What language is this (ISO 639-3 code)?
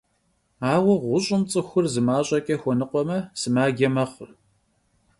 kbd